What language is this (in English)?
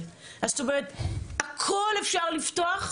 Hebrew